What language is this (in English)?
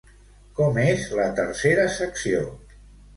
Catalan